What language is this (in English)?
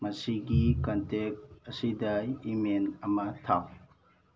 Manipuri